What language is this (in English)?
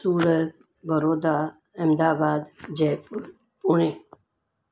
Sindhi